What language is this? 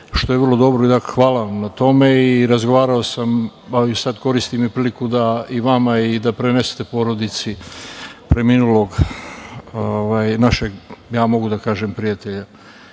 Serbian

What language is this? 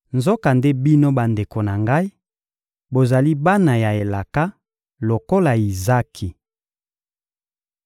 Lingala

